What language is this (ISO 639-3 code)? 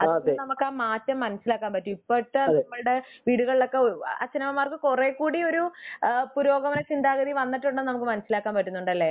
mal